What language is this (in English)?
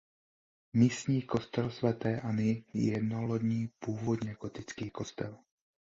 Czech